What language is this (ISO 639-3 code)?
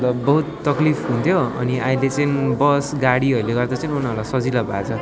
nep